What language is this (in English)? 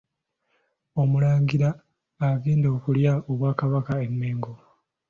Ganda